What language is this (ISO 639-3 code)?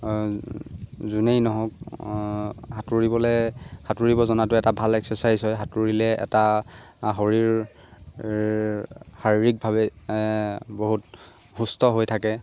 asm